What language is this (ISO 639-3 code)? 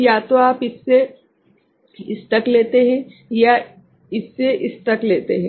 hin